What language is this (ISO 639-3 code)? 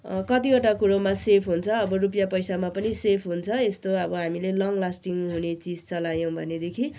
nep